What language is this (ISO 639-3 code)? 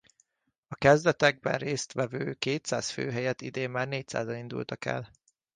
hun